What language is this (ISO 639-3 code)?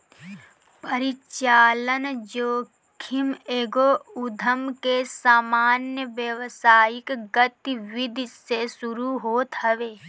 bho